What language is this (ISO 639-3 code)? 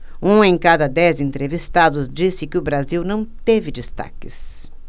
por